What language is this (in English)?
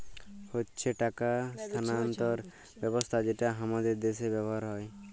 Bangla